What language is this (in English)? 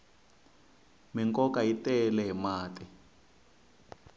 Tsonga